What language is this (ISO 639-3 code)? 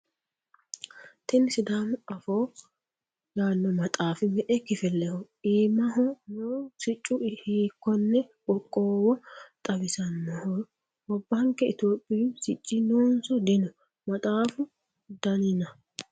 sid